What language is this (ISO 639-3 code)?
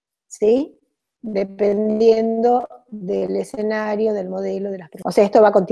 spa